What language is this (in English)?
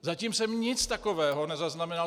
Czech